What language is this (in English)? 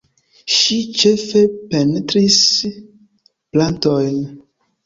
Esperanto